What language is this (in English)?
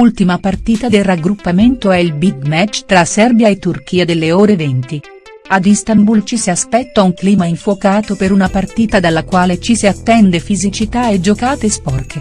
Italian